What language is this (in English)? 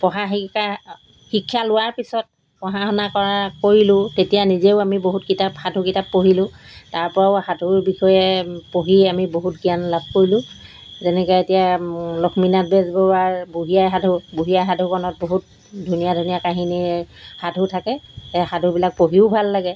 Assamese